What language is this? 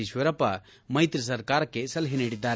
Kannada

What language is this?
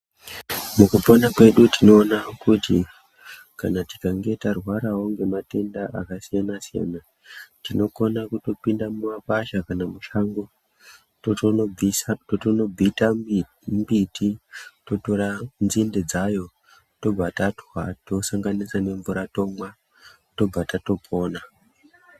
Ndau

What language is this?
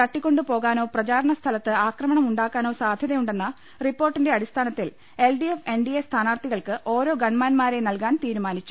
Malayalam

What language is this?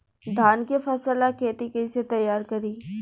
Bhojpuri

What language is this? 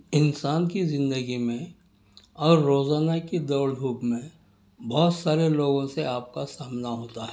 Urdu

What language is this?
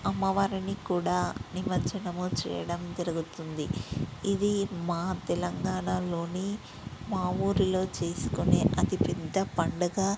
Telugu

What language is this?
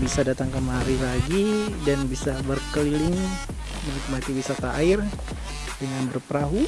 Indonesian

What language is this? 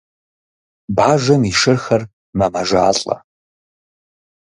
Kabardian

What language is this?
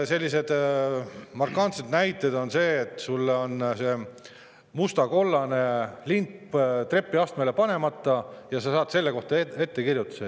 Estonian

